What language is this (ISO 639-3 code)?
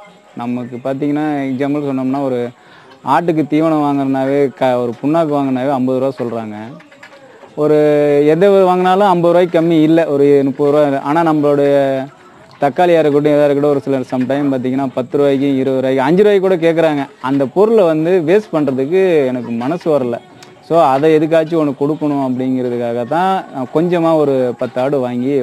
ron